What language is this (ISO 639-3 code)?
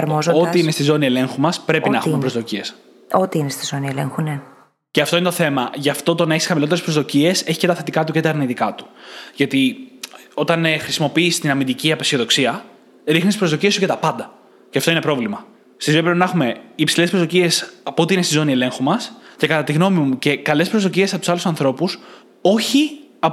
ell